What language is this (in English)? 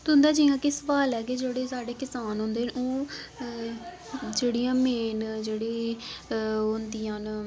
Dogri